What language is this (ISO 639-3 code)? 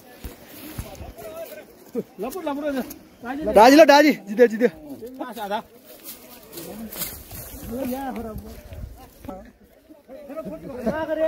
ara